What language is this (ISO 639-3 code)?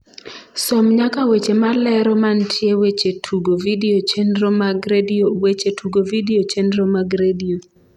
luo